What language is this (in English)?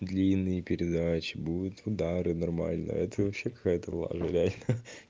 Russian